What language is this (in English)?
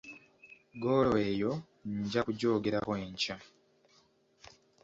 Ganda